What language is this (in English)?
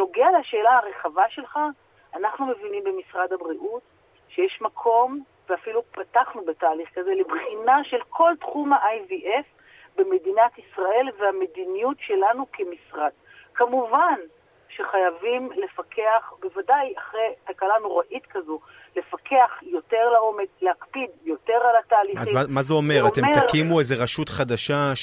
Hebrew